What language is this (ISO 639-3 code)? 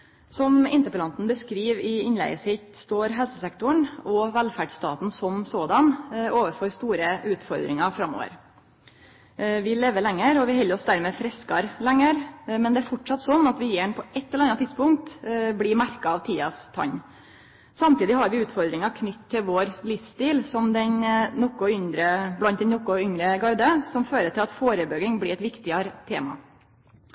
nno